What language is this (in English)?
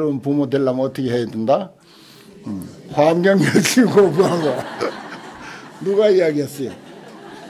Korean